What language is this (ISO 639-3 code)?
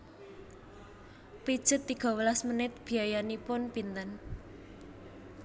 jav